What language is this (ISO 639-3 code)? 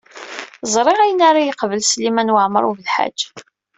kab